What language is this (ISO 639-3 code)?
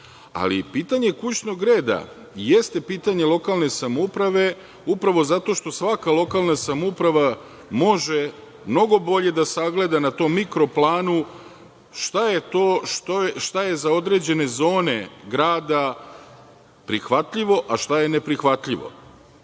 srp